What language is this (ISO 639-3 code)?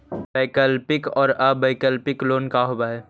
mag